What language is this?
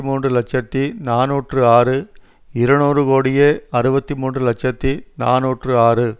Tamil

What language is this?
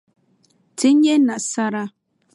Dagbani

